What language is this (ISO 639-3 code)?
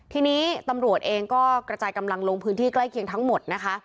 tha